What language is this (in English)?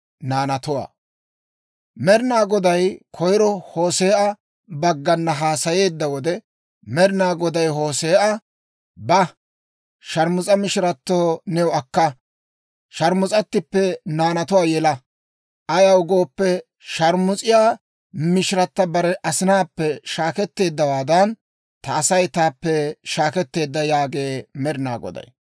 Dawro